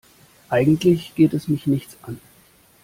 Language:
German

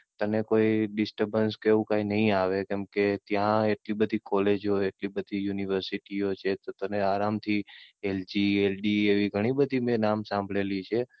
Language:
Gujarati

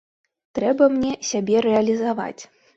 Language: Belarusian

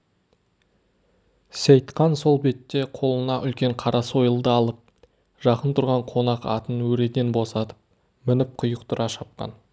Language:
Kazakh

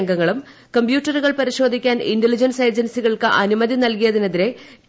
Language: Malayalam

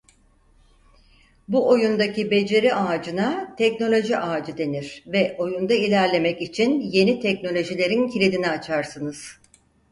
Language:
Turkish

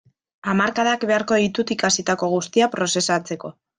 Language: Basque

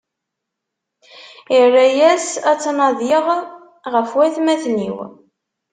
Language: Kabyle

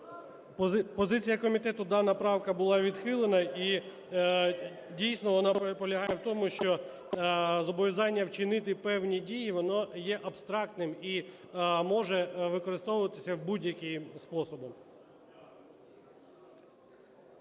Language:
Ukrainian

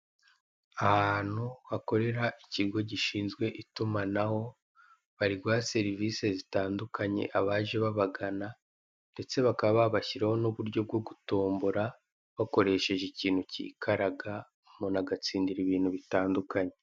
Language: Kinyarwanda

